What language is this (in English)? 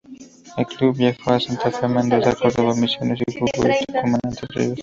Spanish